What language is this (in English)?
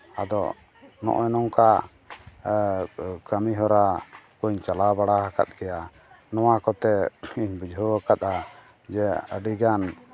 Santali